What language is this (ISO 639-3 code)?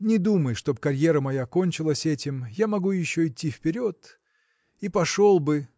rus